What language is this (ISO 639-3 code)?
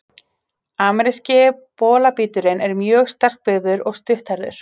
isl